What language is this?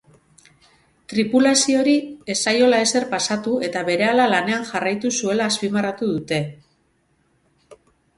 Basque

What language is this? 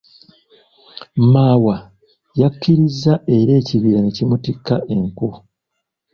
Ganda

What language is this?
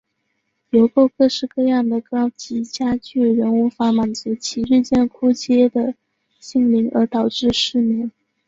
Chinese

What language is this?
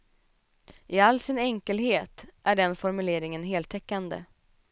Swedish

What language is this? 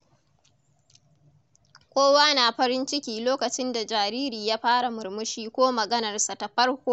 Hausa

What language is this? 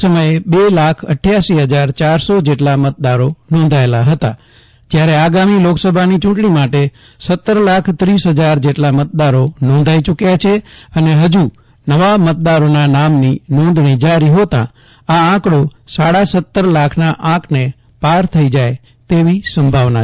Gujarati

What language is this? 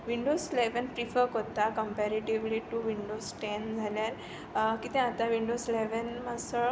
Konkani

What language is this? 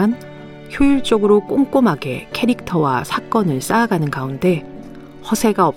Korean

